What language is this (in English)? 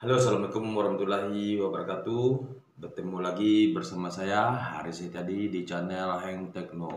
Indonesian